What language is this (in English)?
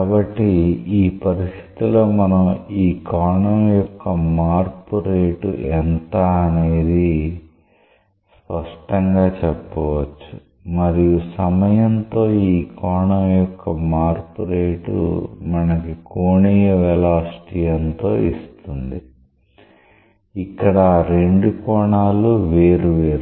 Telugu